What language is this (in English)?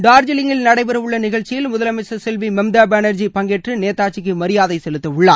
Tamil